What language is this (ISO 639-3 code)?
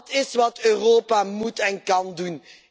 nld